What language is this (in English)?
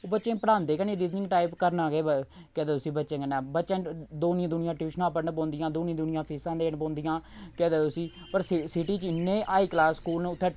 Dogri